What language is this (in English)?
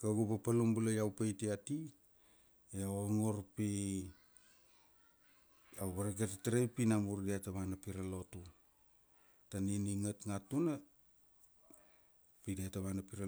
Kuanua